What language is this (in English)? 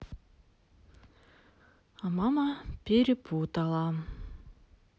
Russian